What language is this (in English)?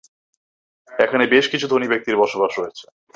Bangla